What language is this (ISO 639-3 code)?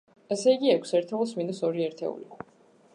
kat